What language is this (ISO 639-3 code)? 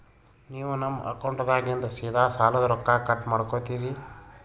kan